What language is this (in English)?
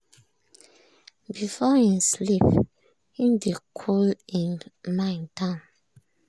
Nigerian Pidgin